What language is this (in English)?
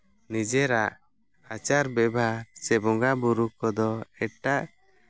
Santali